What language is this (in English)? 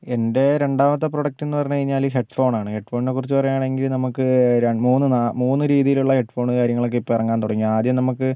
Malayalam